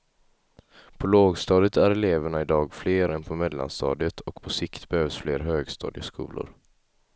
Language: Swedish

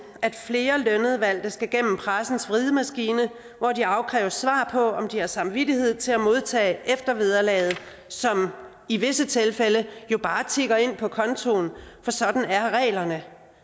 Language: Danish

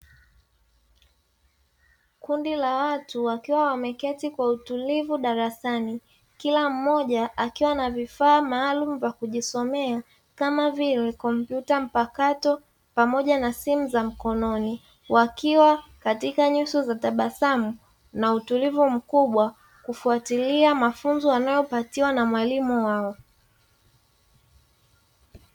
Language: Swahili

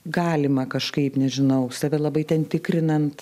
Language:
Lithuanian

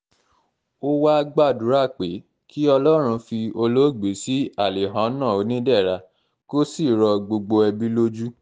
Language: Yoruba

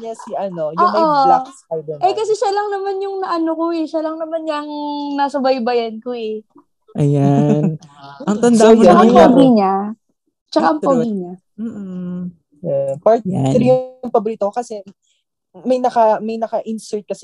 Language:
Filipino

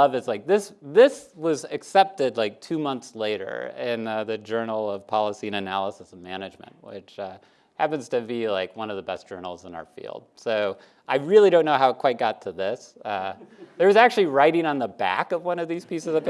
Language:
English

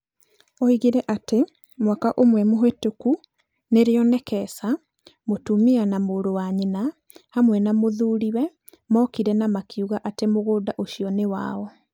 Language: Kikuyu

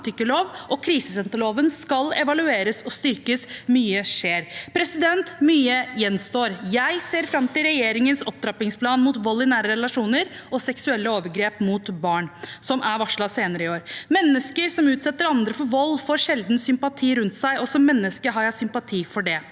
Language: Norwegian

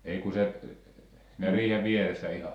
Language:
Finnish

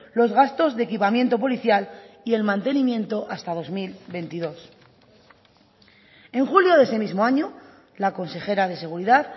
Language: Spanish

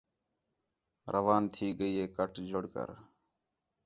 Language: Khetrani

